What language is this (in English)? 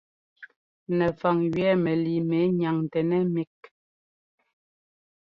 Ngomba